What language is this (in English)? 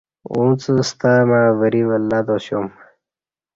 Kati